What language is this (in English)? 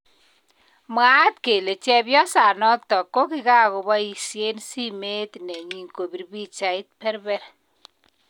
Kalenjin